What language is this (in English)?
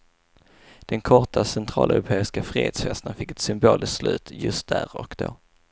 Swedish